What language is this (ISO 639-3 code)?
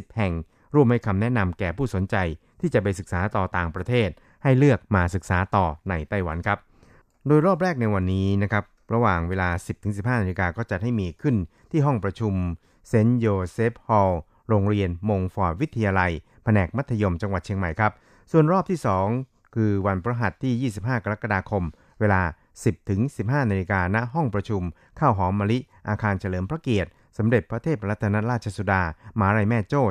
tha